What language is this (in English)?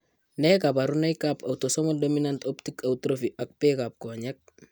Kalenjin